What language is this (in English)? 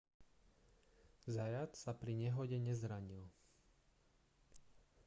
Slovak